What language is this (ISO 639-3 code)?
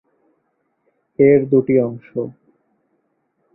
ben